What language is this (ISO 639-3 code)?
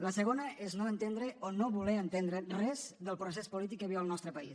cat